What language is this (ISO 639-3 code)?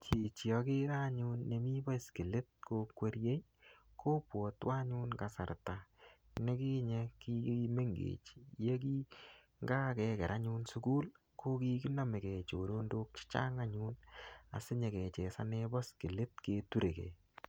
kln